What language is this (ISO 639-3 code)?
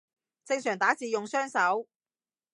yue